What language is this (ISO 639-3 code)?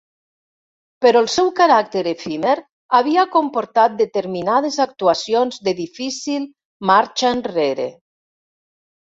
cat